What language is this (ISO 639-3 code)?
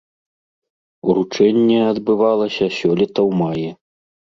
bel